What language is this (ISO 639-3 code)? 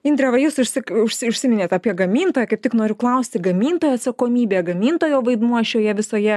lit